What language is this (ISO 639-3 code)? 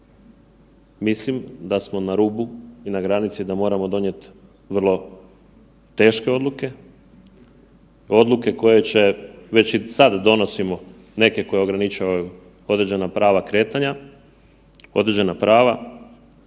hrv